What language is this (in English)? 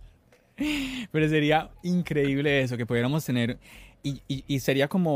Spanish